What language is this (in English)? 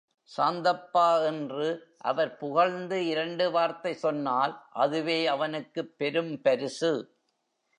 Tamil